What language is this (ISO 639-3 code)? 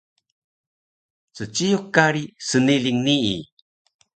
trv